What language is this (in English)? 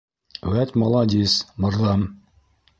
Bashkir